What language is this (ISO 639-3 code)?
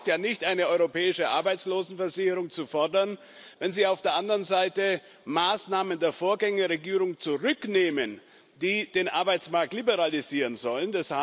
deu